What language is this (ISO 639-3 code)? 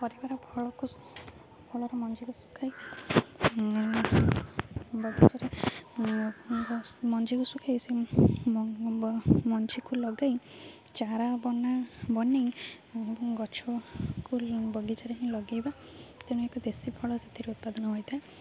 ori